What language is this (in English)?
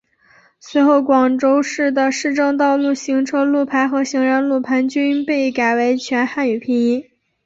Chinese